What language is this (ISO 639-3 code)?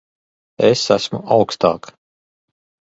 lav